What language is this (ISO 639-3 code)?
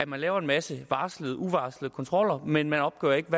dan